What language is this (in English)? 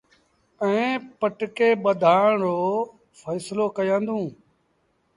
Sindhi Bhil